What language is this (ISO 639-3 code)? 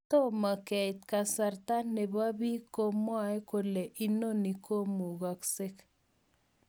kln